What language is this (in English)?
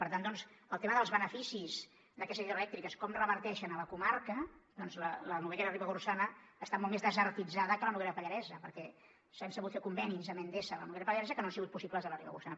Catalan